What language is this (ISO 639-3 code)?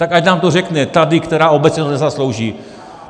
ces